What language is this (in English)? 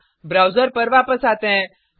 Hindi